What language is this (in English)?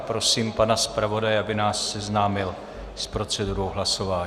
Czech